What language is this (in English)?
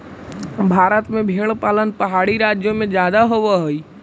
Magahi